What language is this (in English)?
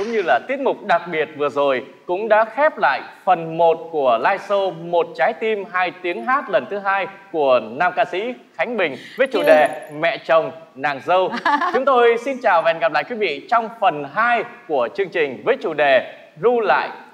Vietnamese